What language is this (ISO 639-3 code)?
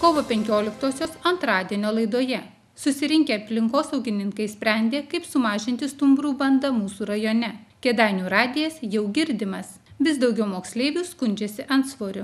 lit